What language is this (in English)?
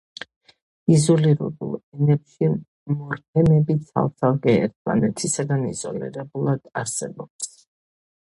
Georgian